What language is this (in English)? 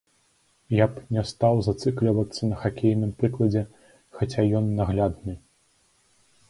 Belarusian